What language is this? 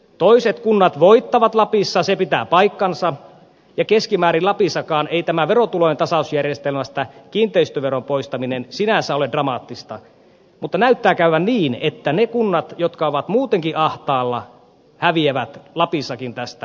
Finnish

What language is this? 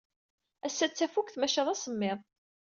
Kabyle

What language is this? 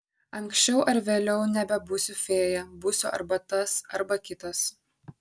Lithuanian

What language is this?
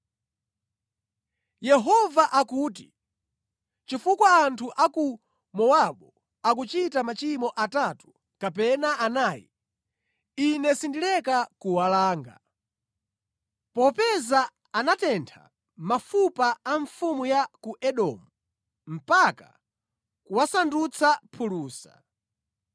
Nyanja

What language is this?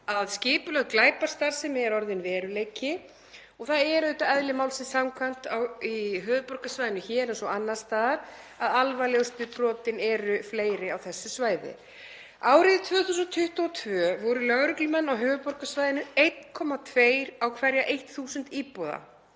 Icelandic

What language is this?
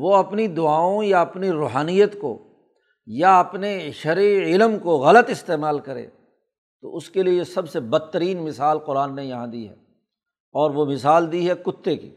Urdu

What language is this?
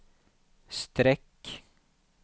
Swedish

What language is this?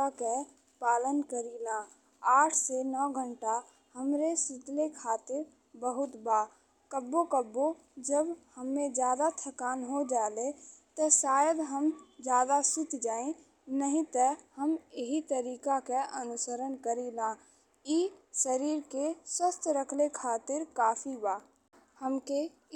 Bhojpuri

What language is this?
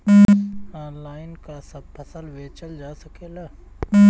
Bhojpuri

